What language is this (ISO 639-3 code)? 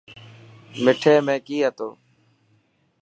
mki